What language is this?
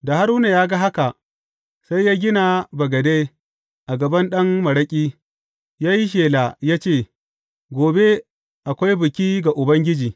Hausa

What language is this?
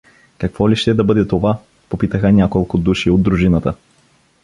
Bulgarian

